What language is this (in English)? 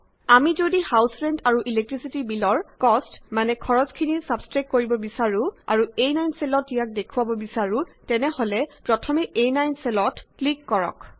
Assamese